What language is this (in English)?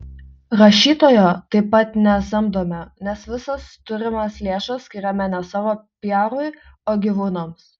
Lithuanian